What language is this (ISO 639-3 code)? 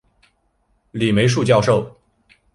zho